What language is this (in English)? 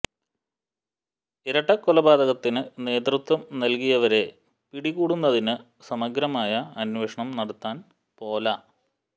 Malayalam